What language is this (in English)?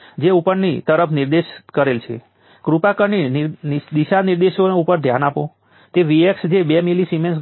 Gujarati